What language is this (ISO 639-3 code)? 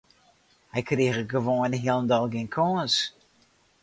fry